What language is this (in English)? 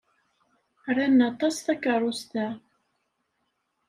Kabyle